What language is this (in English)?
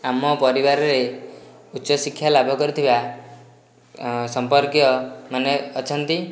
Odia